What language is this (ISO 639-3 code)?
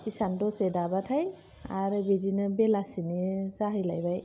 brx